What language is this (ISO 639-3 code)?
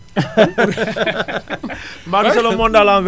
wol